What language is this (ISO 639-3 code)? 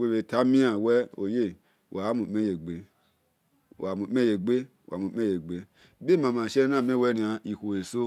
ish